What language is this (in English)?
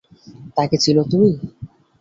Bangla